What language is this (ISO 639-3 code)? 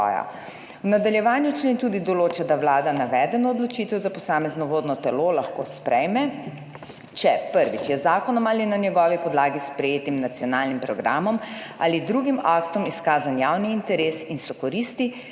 slv